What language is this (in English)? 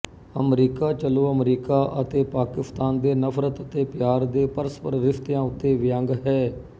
Punjabi